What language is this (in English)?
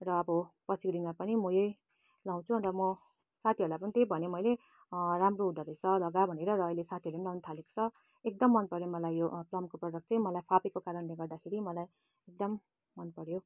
Nepali